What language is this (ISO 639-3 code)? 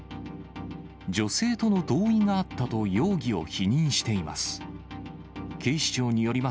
jpn